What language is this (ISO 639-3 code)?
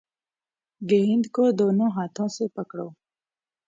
urd